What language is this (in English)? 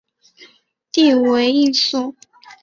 Chinese